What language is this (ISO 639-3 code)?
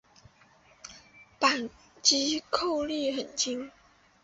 zho